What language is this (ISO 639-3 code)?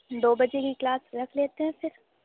urd